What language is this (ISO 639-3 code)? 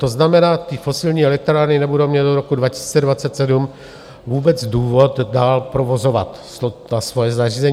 ces